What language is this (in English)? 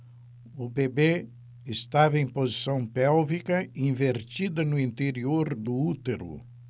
Portuguese